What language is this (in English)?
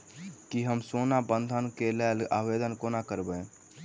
Maithili